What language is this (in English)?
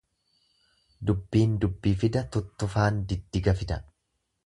Oromo